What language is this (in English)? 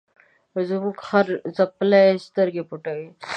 Pashto